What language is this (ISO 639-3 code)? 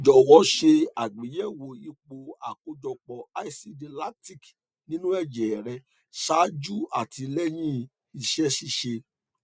yor